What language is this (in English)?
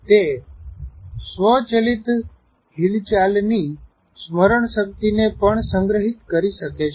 Gujarati